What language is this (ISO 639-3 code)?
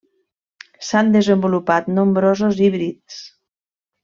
cat